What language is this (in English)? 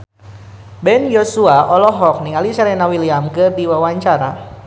Sundanese